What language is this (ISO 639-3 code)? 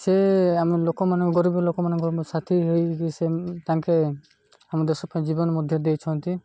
ori